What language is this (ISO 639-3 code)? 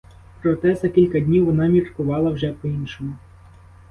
ukr